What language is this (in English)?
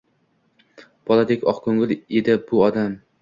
Uzbek